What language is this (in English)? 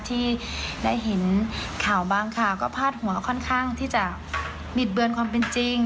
Thai